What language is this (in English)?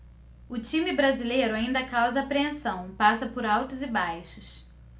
Portuguese